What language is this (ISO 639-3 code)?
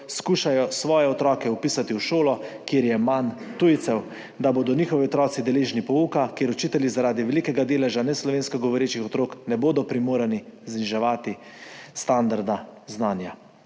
slv